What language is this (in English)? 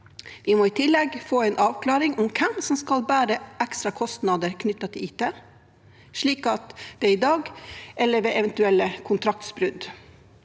Norwegian